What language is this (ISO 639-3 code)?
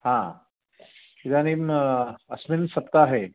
san